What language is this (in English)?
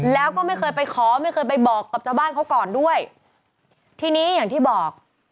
Thai